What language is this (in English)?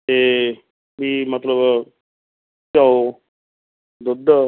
Punjabi